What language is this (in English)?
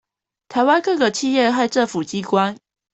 Chinese